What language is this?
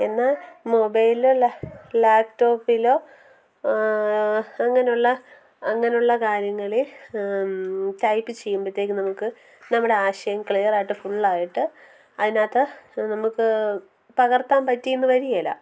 Malayalam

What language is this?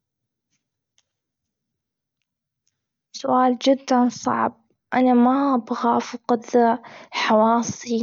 Gulf Arabic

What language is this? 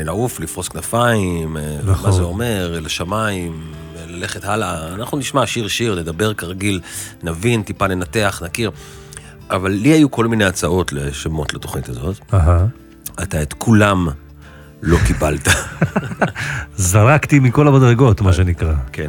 Hebrew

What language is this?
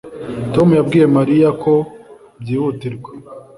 Kinyarwanda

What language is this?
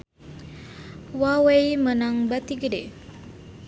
Sundanese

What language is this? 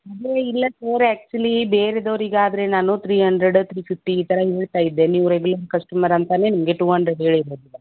Kannada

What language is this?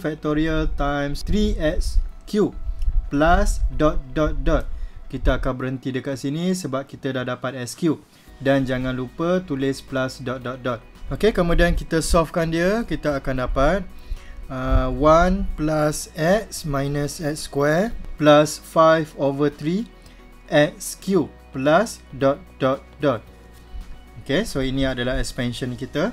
Malay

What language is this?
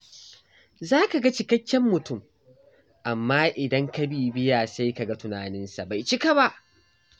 Hausa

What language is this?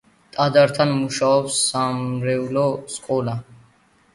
Georgian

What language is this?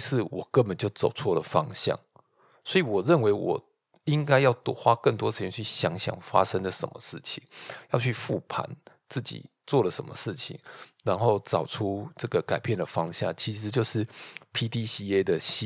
Chinese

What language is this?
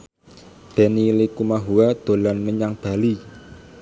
Javanese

